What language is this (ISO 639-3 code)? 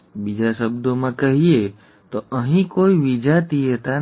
guj